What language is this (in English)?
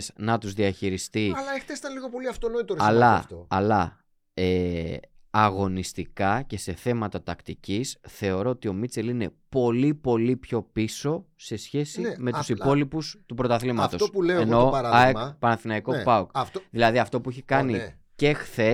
Greek